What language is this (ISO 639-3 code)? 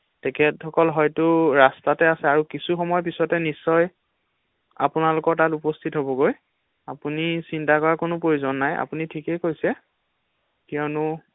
asm